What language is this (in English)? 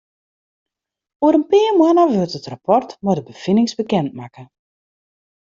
Western Frisian